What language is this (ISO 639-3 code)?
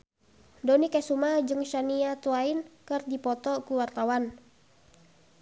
sun